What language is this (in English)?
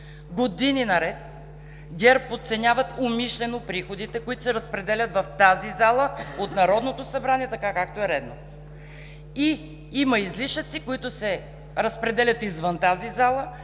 Bulgarian